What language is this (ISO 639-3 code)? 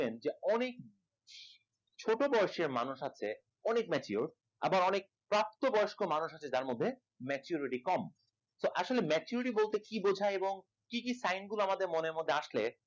ben